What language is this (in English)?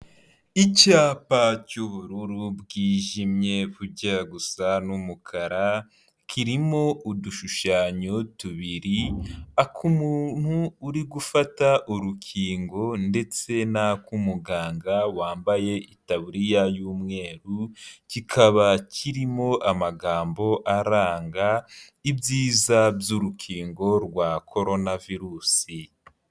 Kinyarwanda